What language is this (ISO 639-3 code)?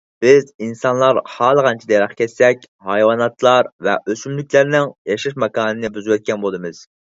uig